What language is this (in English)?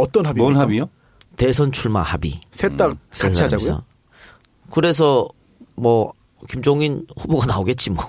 Korean